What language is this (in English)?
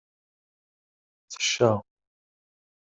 Kabyle